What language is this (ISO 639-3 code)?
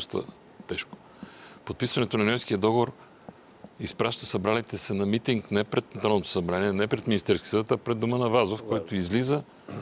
bul